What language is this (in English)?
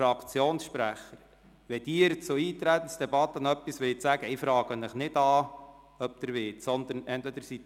Swiss German